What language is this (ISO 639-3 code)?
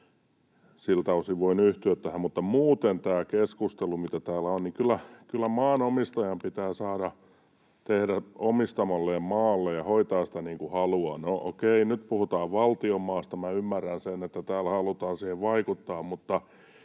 fin